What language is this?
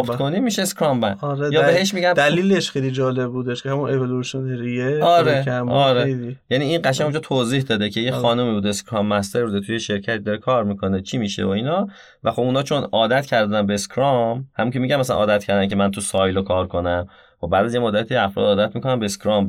Persian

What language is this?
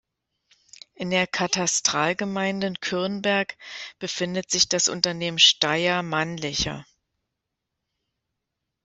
German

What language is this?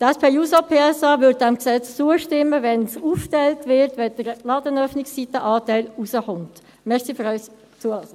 Swiss German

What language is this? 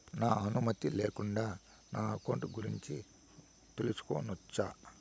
Telugu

